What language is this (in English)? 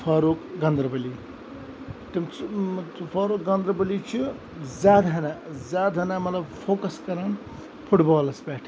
Kashmiri